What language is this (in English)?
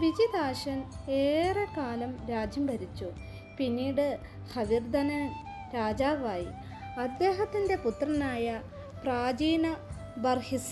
Malayalam